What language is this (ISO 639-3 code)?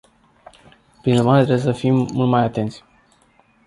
ron